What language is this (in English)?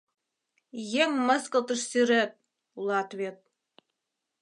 Mari